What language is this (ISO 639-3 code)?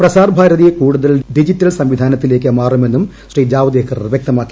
mal